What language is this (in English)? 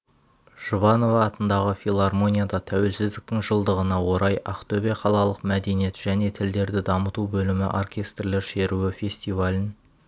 Kazakh